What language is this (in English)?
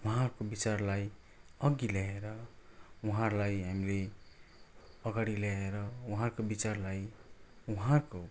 Nepali